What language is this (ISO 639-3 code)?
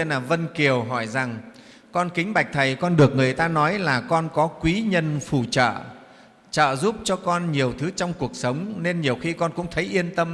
vie